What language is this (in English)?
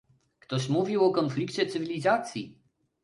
Polish